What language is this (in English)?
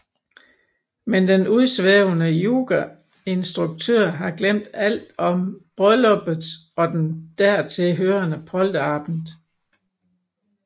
Danish